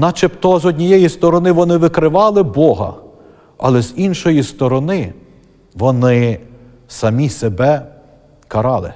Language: Ukrainian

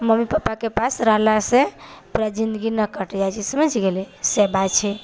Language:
Maithili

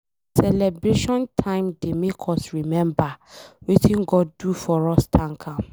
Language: Nigerian Pidgin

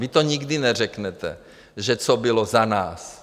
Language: Czech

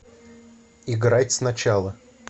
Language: Russian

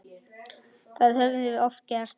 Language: Icelandic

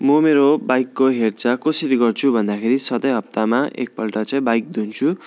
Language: Nepali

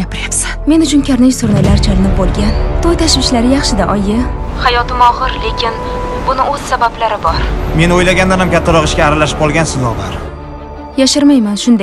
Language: Turkish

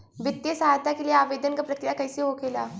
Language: Bhojpuri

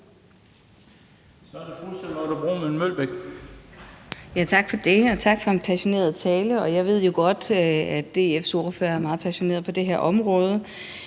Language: Danish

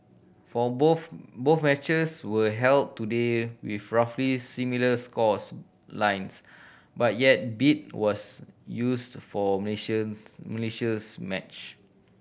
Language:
English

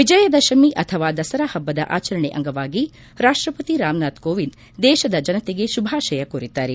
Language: Kannada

